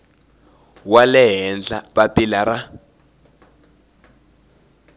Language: Tsonga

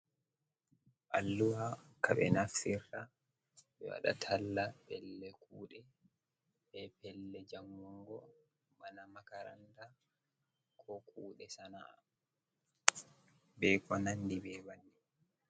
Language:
Fula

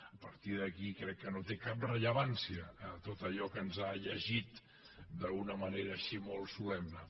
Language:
Catalan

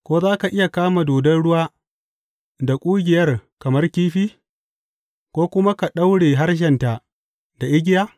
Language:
Hausa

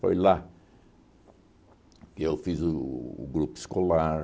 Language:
Portuguese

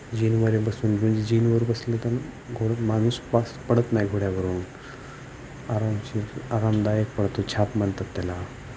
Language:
Marathi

